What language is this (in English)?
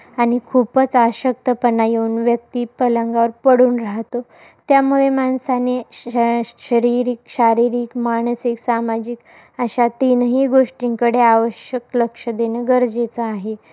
Marathi